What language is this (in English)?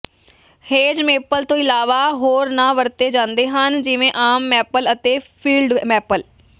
Punjabi